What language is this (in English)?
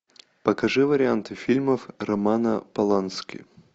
Russian